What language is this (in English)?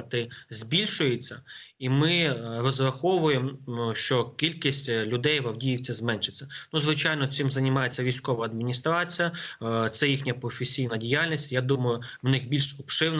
Ukrainian